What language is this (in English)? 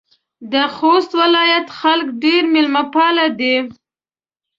Pashto